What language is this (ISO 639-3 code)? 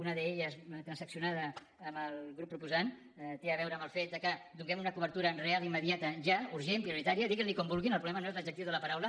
cat